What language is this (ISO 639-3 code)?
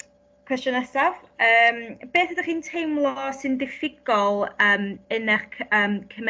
cym